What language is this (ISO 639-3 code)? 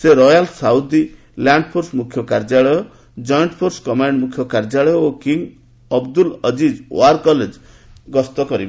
ori